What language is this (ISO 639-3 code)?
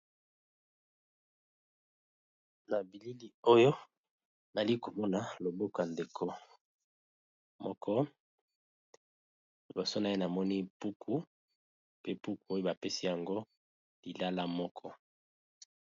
lin